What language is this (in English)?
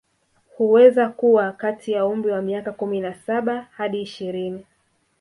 Swahili